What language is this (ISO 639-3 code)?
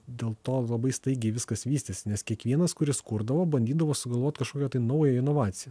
lit